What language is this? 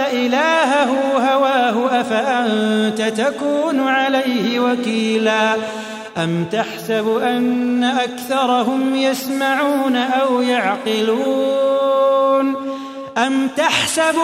Arabic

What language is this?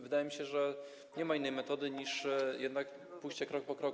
Polish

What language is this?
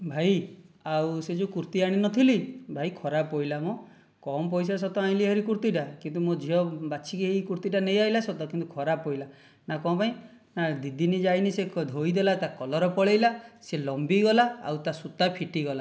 Odia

